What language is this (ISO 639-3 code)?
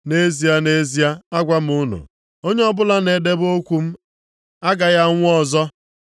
ibo